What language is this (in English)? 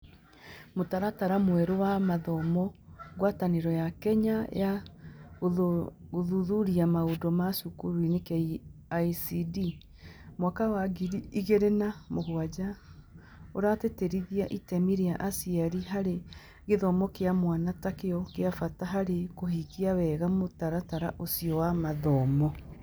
Kikuyu